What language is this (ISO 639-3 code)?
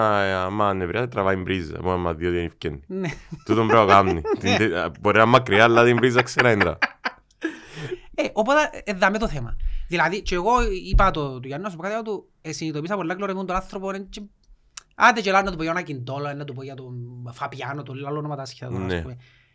ell